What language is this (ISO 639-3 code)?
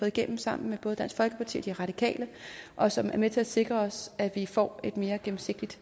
dan